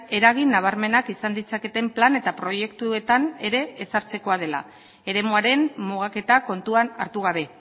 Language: Basque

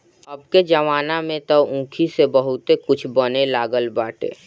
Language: Bhojpuri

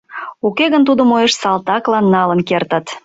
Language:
Mari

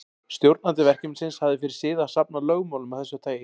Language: Icelandic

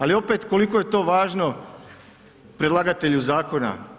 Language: Croatian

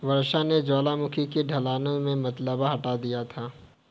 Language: Hindi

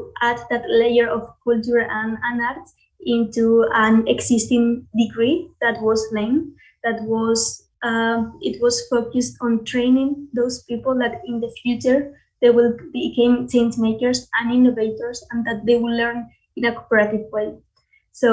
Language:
English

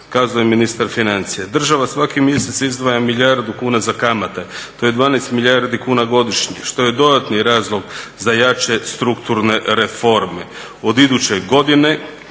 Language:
Croatian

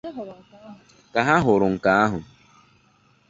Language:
Igbo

